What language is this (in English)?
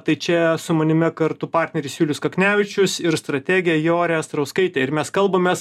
Lithuanian